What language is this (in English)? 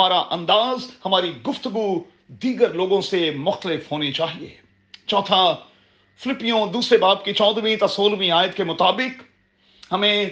Urdu